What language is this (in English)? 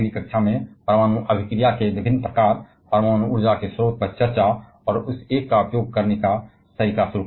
Hindi